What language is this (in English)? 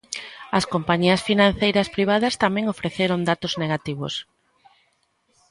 Galician